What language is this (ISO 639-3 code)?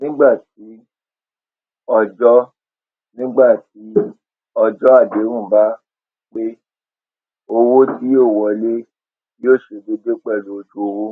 yor